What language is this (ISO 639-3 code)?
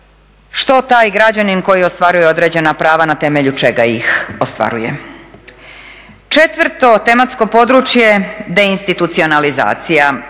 hrv